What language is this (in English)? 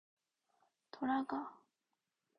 Korean